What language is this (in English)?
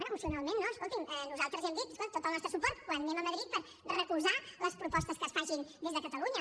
Catalan